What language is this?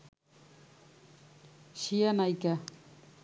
Bangla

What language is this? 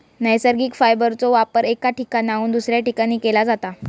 Marathi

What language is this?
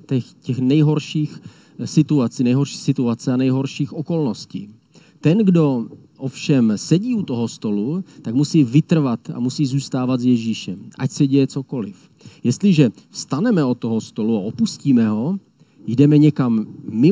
Czech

